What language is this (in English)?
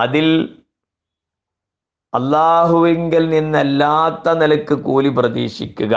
Malayalam